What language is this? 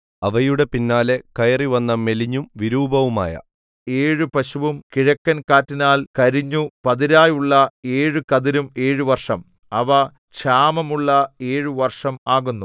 Malayalam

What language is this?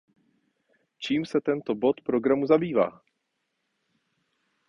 Czech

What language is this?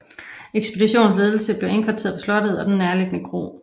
Danish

